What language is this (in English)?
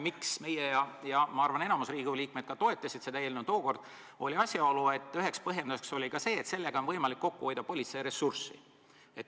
Estonian